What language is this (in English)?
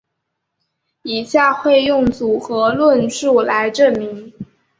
Chinese